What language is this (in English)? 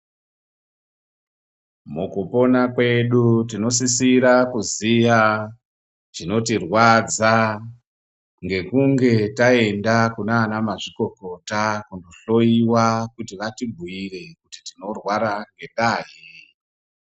Ndau